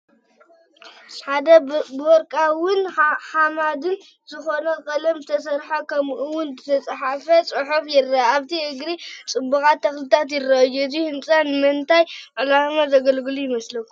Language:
Tigrinya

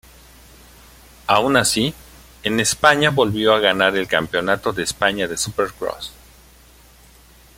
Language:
Spanish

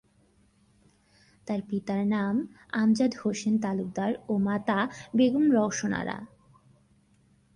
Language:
Bangla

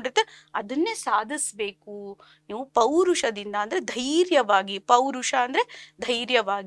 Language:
Kannada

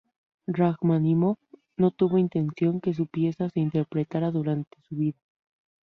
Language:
Spanish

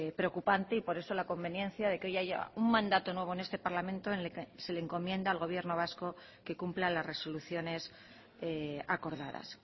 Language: Spanish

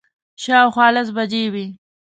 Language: Pashto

